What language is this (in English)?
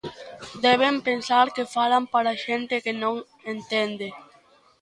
Galician